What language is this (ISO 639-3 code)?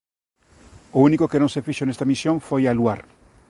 glg